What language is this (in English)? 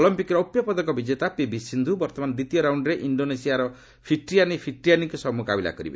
Odia